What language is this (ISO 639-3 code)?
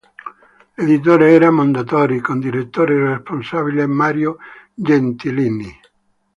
ita